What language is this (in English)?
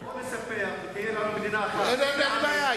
Hebrew